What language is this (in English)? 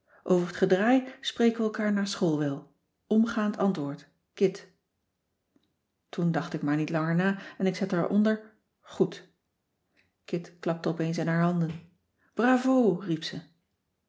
Dutch